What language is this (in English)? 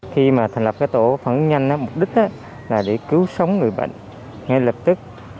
Vietnamese